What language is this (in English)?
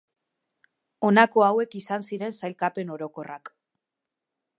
Basque